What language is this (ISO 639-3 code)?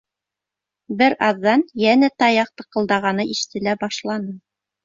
bak